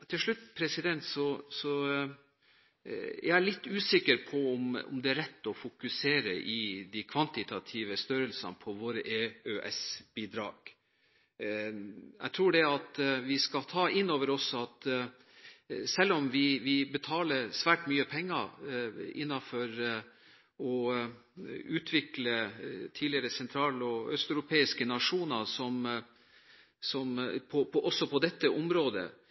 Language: Norwegian Bokmål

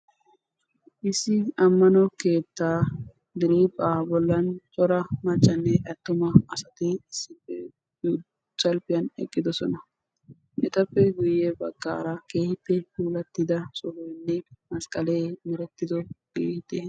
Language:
Wolaytta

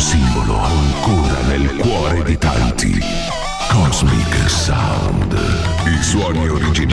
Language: Italian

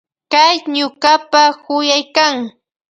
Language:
Loja Highland Quichua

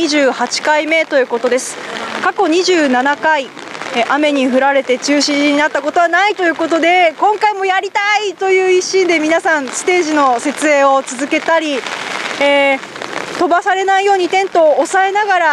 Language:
Japanese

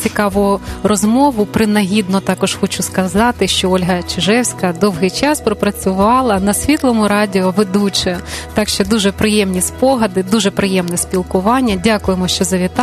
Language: Ukrainian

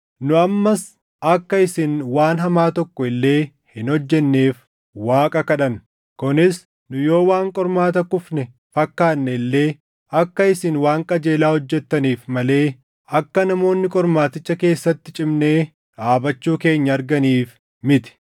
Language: Oromo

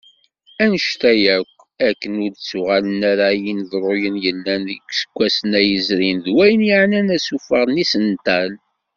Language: Kabyle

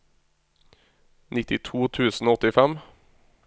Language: Norwegian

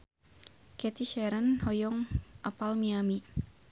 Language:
Sundanese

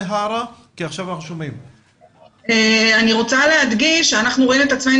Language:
Hebrew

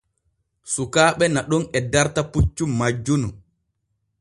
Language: Borgu Fulfulde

